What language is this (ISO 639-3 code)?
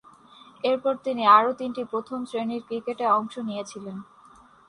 ben